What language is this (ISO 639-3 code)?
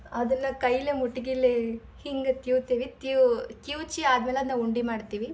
kan